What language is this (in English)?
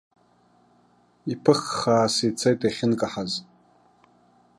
Abkhazian